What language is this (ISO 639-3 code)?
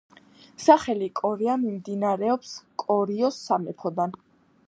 kat